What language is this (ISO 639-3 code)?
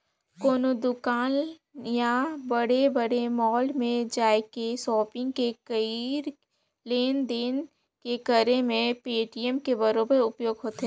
hne